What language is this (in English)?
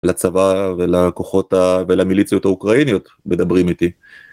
Hebrew